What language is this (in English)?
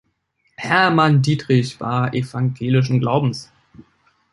German